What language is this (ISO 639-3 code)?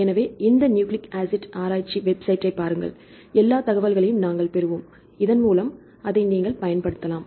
tam